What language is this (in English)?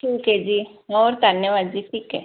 Punjabi